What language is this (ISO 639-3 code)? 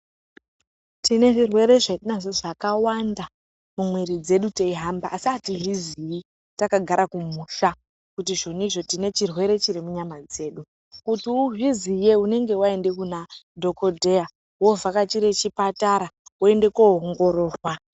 ndc